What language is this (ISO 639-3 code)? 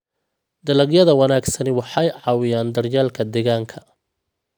som